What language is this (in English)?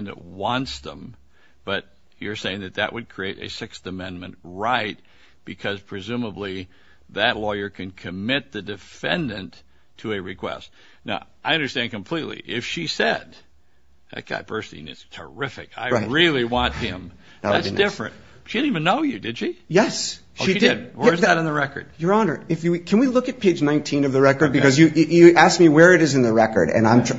English